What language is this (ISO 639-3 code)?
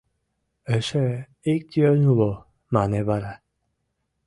chm